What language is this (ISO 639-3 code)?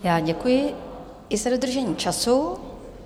ces